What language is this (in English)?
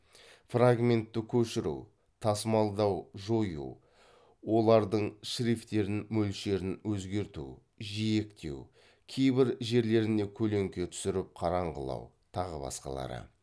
Kazakh